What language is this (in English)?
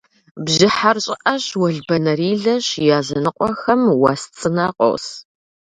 Kabardian